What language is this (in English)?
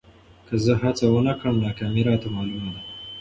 Pashto